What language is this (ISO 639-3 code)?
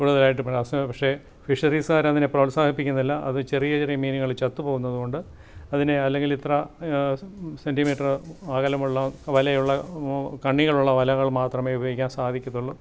mal